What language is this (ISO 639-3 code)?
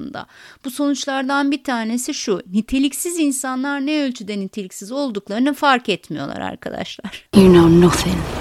tur